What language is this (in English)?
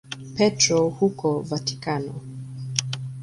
Swahili